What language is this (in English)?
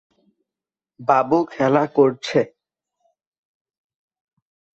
Bangla